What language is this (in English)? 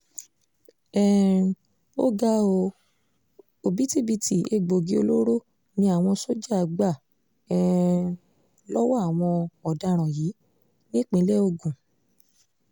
Yoruba